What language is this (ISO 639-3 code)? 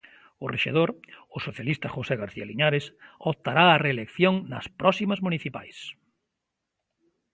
glg